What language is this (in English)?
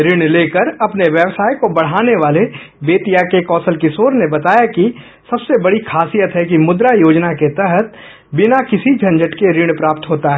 Hindi